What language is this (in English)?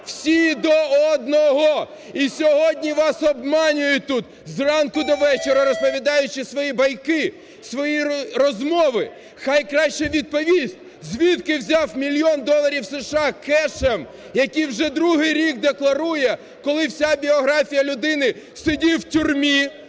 Ukrainian